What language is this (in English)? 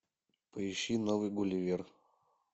Russian